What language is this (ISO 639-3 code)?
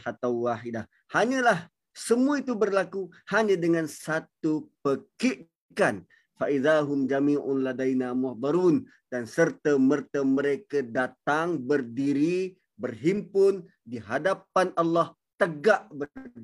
msa